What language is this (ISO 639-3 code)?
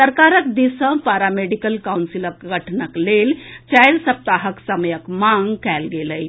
mai